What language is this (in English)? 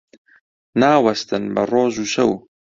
Central Kurdish